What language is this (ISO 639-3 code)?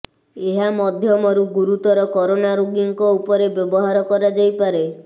ori